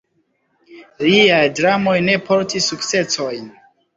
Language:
Esperanto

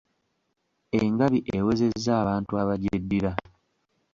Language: Ganda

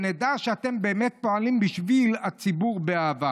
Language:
Hebrew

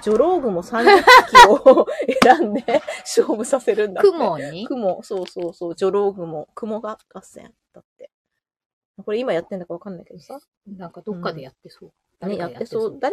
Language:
Japanese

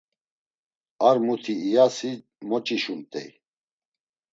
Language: Laz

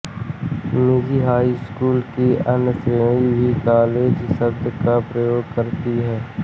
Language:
Hindi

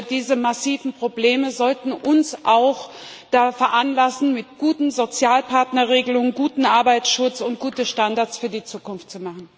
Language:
German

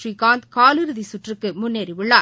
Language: Tamil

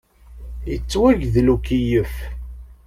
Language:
Kabyle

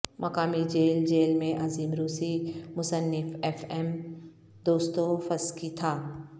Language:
Urdu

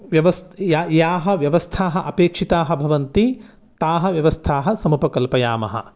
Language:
Sanskrit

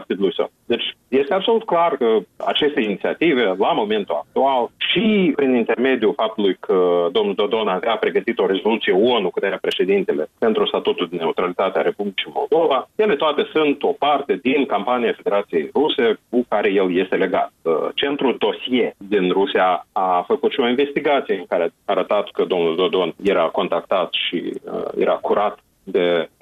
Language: Romanian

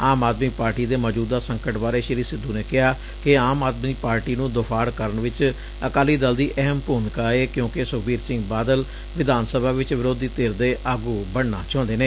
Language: Punjabi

